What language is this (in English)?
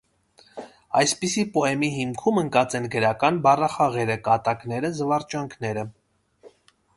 Armenian